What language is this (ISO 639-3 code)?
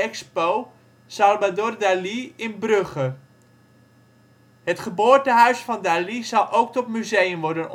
nld